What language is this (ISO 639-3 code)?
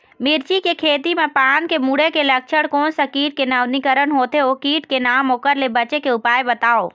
hne